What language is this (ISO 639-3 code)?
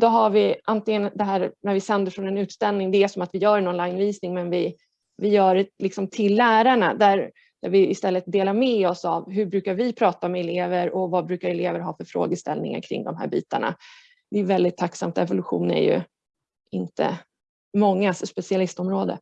swe